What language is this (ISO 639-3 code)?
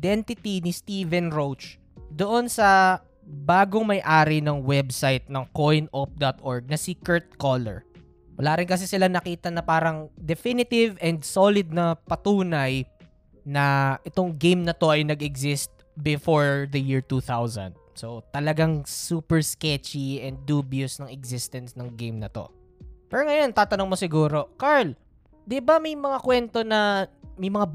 fil